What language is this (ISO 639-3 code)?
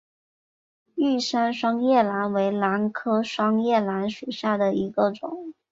zho